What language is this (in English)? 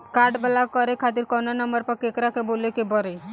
Bhojpuri